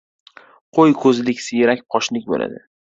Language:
Uzbek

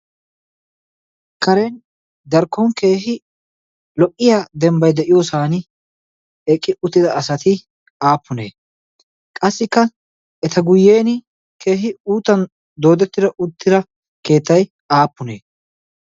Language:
Wolaytta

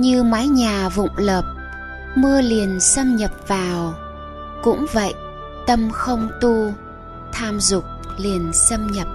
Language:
Vietnamese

